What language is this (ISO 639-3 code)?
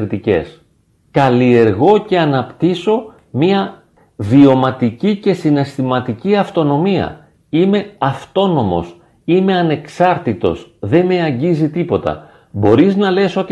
ell